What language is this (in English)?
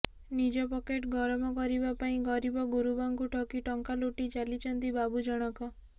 Odia